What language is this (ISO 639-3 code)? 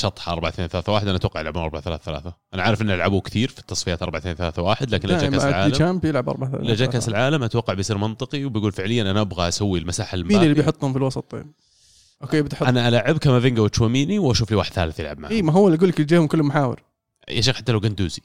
ara